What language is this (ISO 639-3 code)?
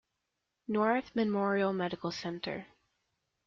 eng